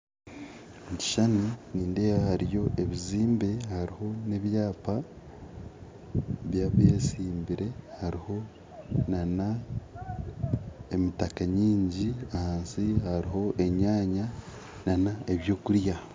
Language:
Nyankole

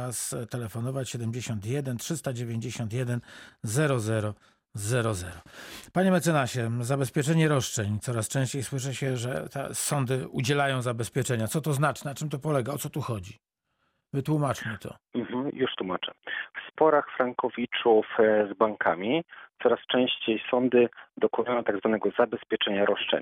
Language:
Polish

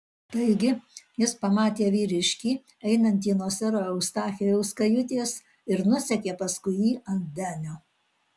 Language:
Lithuanian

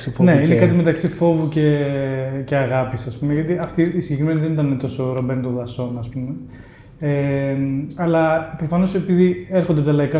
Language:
Greek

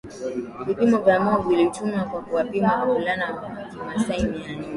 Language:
Swahili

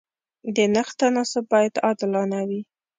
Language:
Pashto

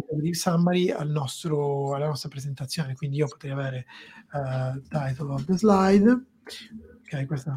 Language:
Italian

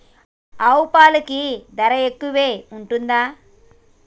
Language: Telugu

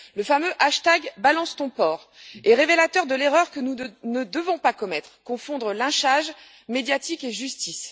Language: French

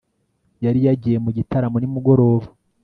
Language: Kinyarwanda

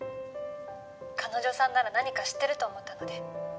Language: Japanese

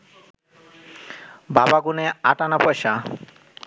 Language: Bangla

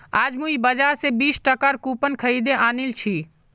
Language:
Magahi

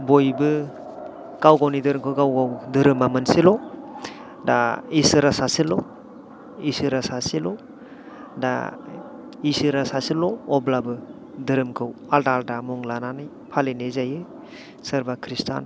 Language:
Bodo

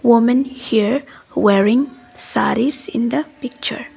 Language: English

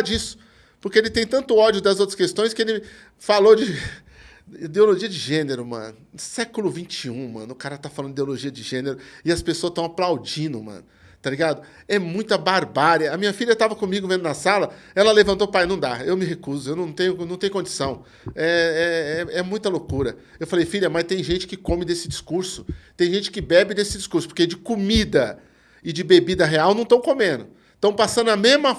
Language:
Portuguese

